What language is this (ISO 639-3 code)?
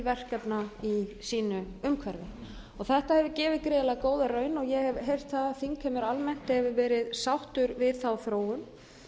isl